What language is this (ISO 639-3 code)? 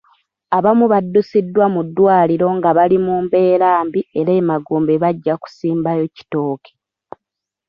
lug